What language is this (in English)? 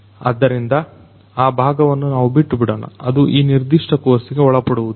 Kannada